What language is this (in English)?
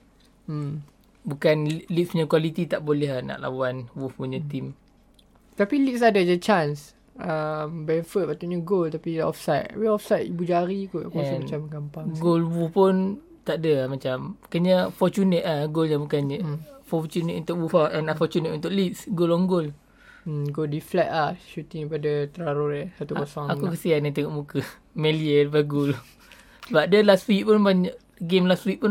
Malay